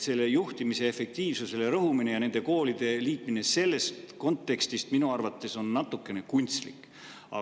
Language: Estonian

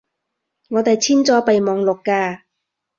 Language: Cantonese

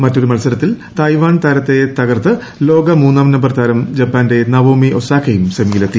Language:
Malayalam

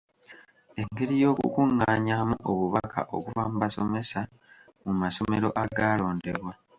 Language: Ganda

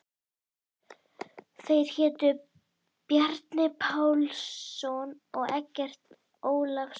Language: Icelandic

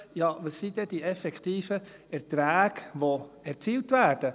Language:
Swiss German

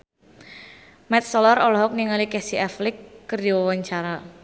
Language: Sundanese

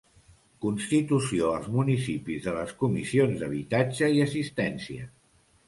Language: Catalan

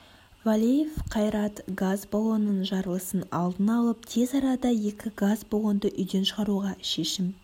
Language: Kazakh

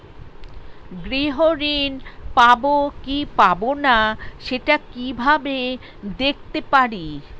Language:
Bangla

